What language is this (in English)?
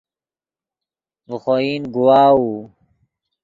Yidgha